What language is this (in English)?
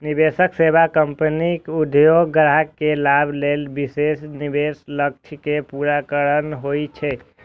Maithili